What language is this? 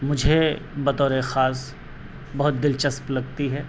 Urdu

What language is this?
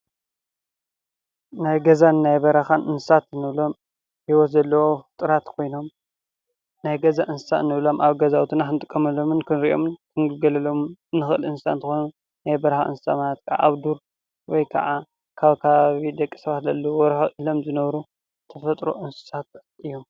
Tigrinya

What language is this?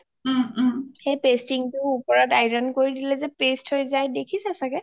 Assamese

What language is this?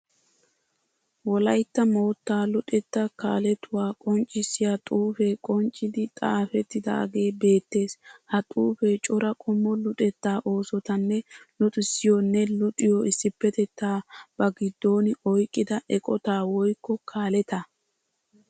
Wolaytta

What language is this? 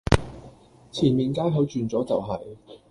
Cantonese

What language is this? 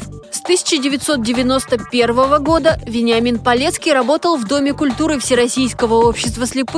Russian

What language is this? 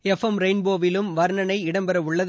Tamil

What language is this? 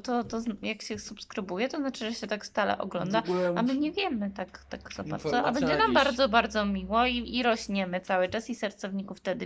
Polish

